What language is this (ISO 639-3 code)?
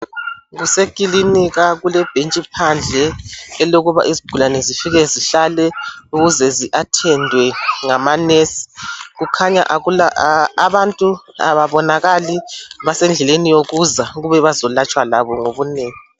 nde